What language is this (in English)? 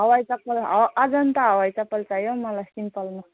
Nepali